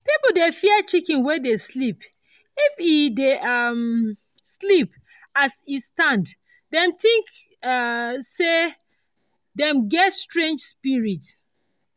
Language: Nigerian Pidgin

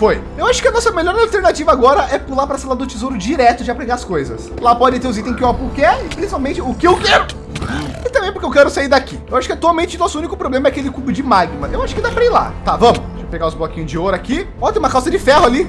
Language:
Portuguese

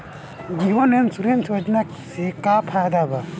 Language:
Bhojpuri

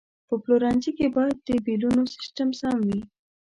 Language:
Pashto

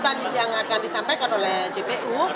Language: Indonesian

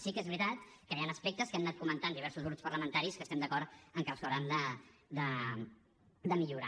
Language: Catalan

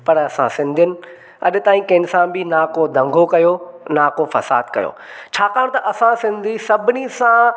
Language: Sindhi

